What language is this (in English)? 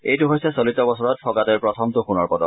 Assamese